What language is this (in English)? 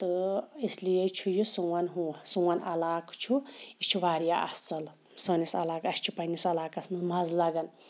Kashmiri